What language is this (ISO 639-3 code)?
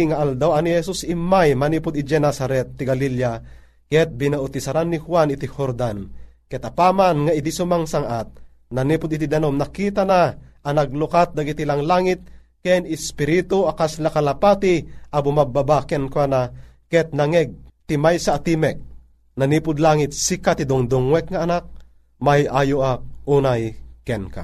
fil